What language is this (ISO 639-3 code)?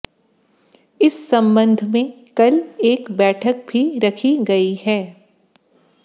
hin